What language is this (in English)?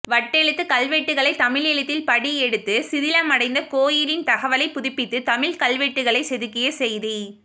Tamil